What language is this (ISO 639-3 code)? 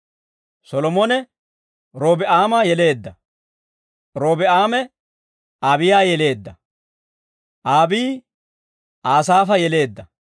dwr